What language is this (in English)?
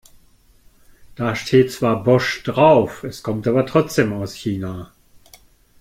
German